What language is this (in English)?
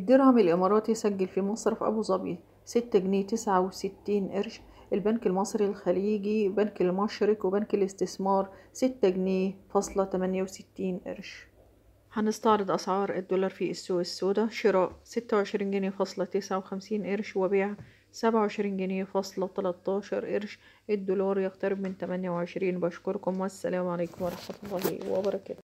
Arabic